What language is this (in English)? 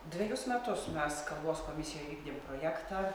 Lithuanian